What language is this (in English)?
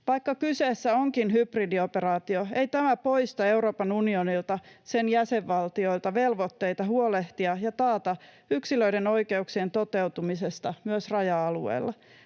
Finnish